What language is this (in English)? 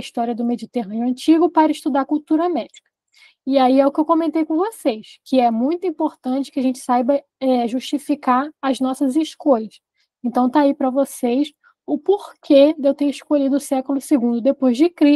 Portuguese